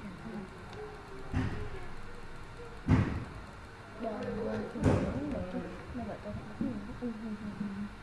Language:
Vietnamese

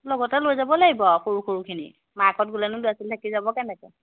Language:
Assamese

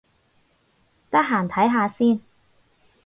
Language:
Cantonese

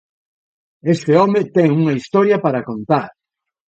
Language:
Galician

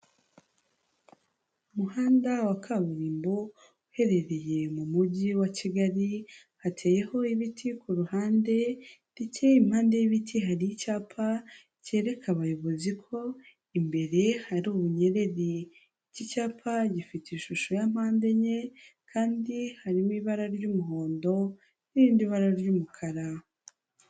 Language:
Kinyarwanda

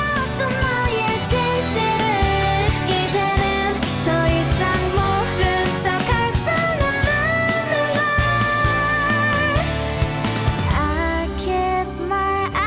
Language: Korean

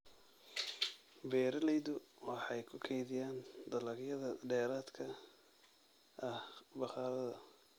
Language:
Somali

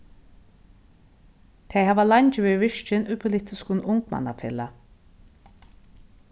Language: Faroese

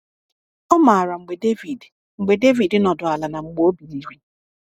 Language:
Igbo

